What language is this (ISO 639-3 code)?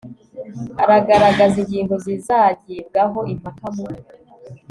kin